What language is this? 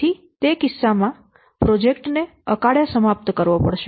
Gujarati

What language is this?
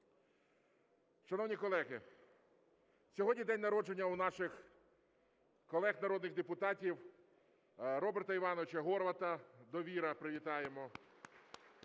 Ukrainian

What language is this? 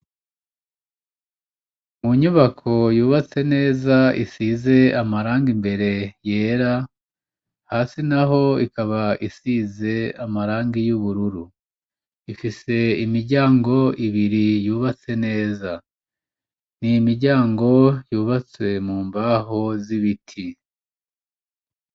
Rundi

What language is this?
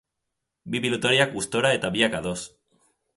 Basque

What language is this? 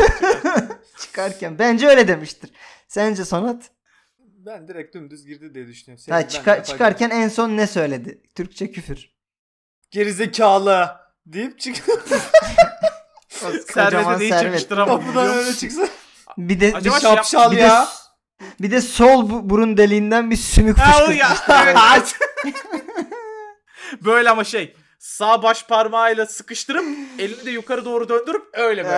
Turkish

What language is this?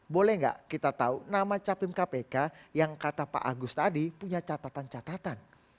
Indonesian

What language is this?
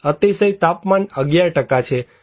Gujarati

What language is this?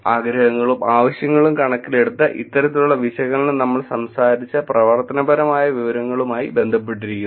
Malayalam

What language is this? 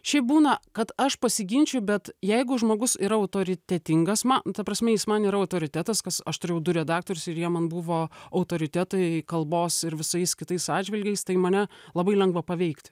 Lithuanian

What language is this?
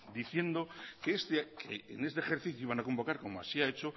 Spanish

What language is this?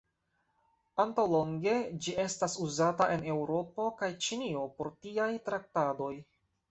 Esperanto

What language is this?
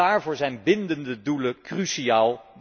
Dutch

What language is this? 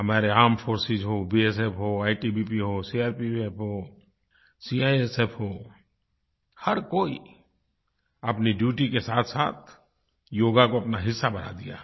Hindi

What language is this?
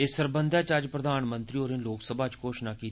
Dogri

